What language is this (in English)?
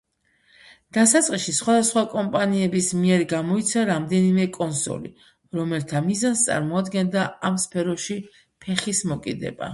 Georgian